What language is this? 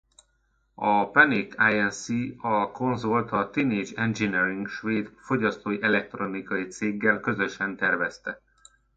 Hungarian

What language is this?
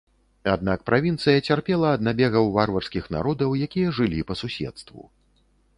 Belarusian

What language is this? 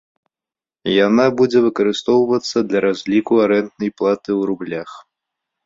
Belarusian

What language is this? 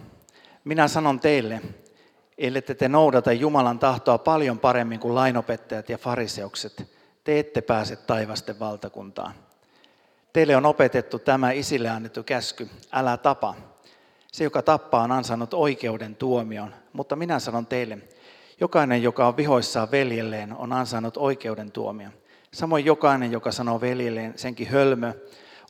Finnish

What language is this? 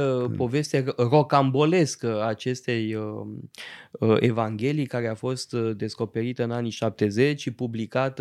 Romanian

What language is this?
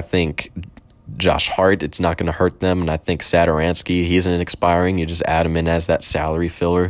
English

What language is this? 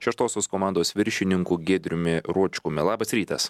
Lithuanian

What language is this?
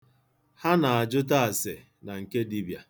Igbo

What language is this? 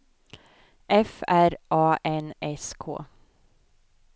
Swedish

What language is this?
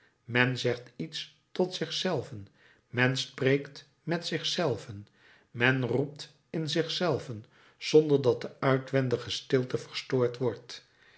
Dutch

